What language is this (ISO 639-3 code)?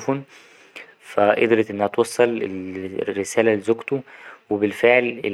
arz